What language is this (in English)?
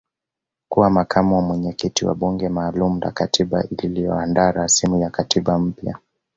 Swahili